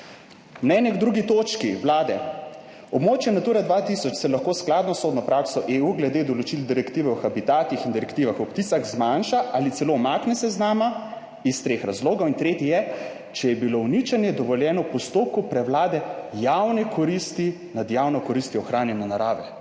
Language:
Slovenian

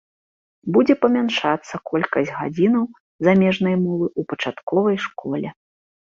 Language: Belarusian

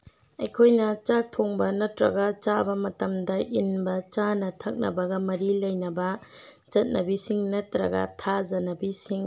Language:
Manipuri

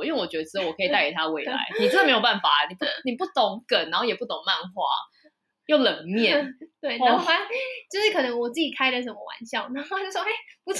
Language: Chinese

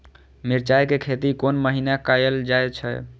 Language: Maithili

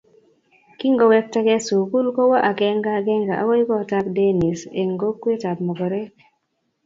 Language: Kalenjin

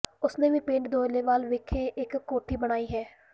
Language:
Punjabi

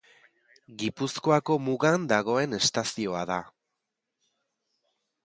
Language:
Basque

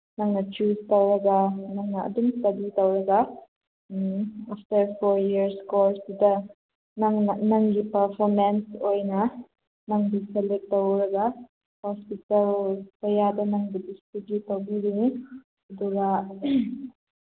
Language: Manipuri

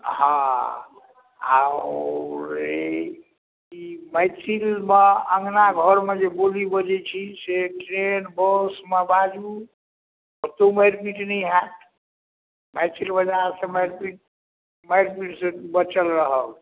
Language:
Maithili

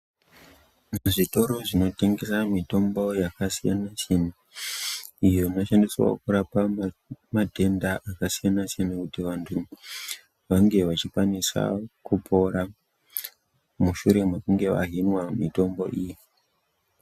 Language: Ndau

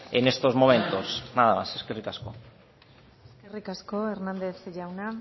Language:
Basque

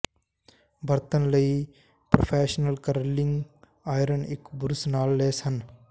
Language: Punjabi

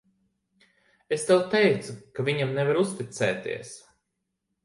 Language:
Latvian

